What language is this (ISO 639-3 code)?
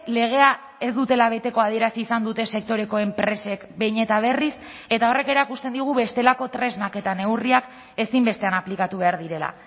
eus